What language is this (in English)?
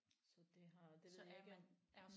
Danish